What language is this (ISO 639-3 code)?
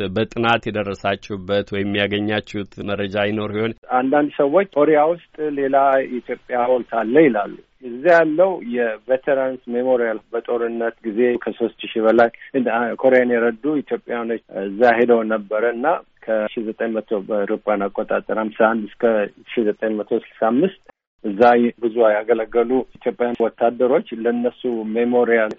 amh